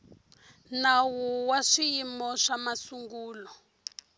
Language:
Tsonga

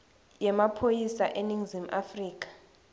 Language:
Swati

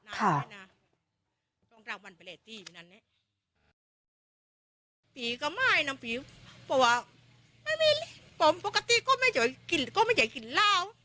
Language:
Thai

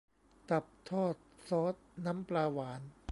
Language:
Thai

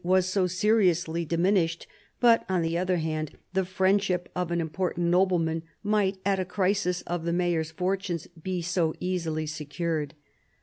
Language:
English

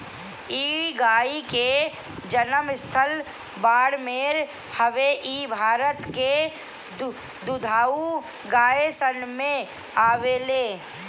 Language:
Bhojpuri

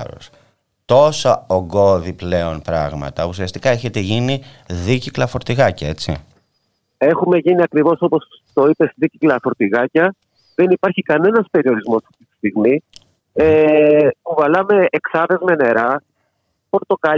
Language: Greek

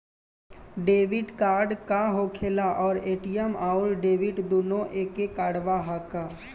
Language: Bhojpuri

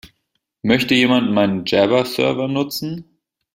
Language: German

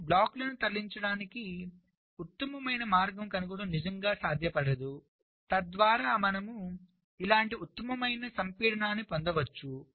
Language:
Telugu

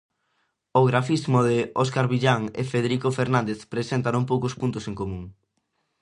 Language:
Galician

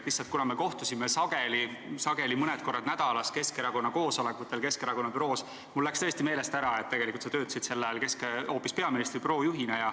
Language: Estonian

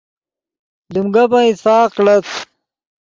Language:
Yidgha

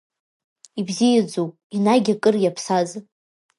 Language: Abkhazian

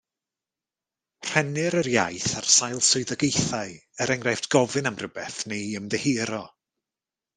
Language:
Welsh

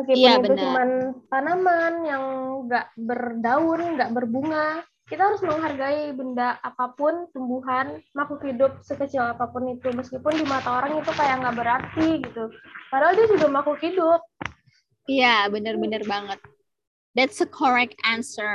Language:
Indonesian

